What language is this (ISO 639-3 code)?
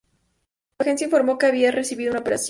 spa